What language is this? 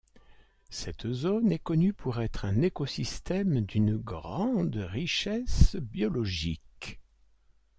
French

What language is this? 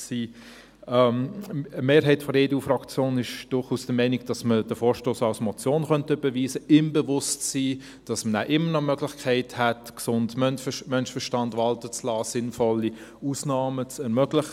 Swiss German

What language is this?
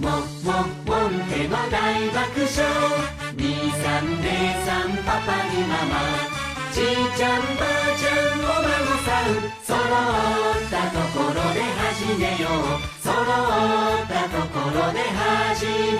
Thai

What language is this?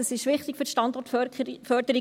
Swiss German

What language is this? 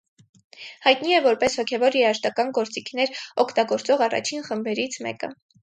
Armenian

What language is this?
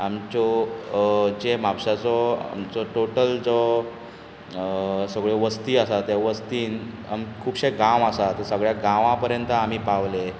Konkani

